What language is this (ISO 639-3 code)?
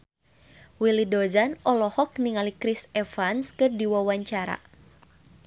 sun